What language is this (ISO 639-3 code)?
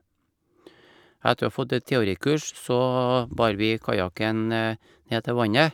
nor